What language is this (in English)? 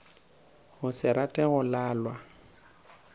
Northern Sotho